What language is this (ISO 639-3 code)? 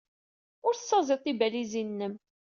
kab